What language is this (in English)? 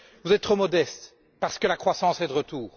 French